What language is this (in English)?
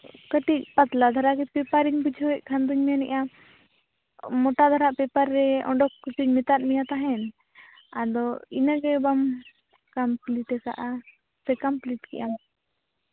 Santali